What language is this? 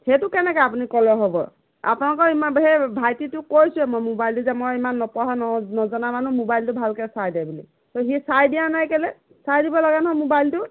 Assamese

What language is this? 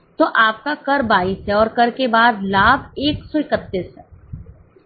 Hindi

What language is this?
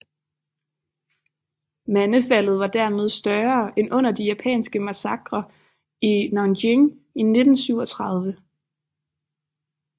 Danish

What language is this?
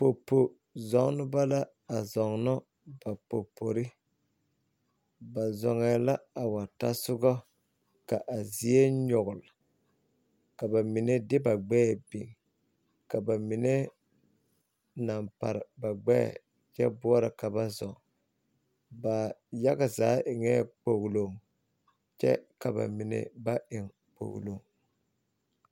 Southern Dagaare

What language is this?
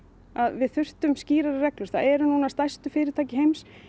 Icelandic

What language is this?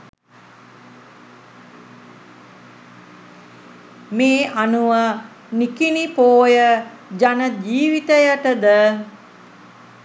Sinhala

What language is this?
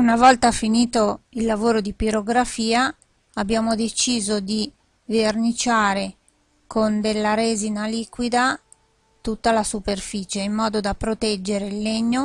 Italian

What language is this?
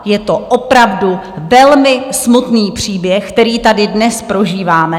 Czech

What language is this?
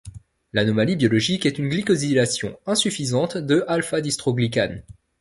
French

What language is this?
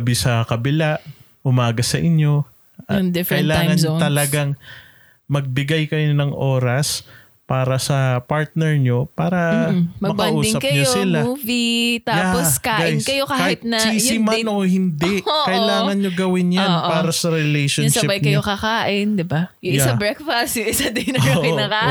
Filipino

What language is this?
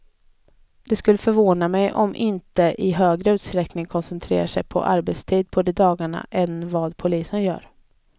Swedish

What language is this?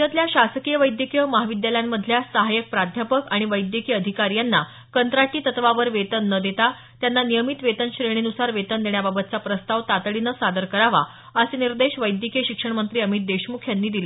Marathi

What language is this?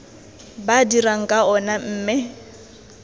Tswana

